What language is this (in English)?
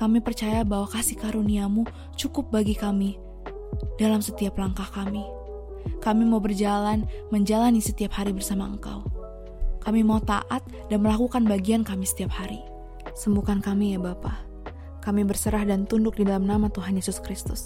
Indonesian